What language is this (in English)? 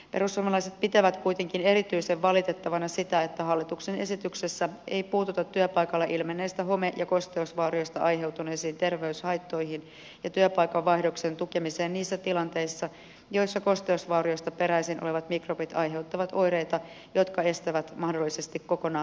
Finnish